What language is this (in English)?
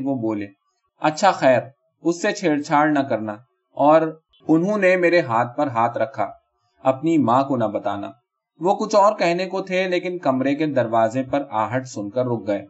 Urdu